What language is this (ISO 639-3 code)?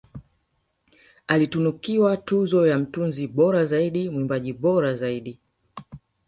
swa